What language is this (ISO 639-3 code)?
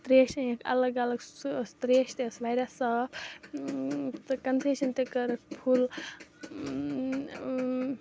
kas